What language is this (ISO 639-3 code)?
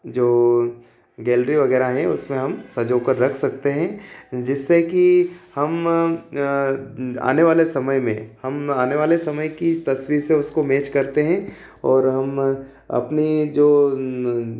hin